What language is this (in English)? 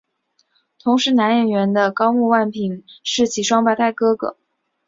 Chinese